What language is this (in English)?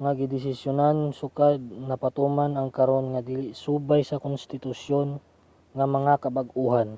Cebuano